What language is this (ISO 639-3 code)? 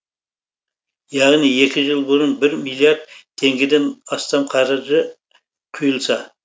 kaz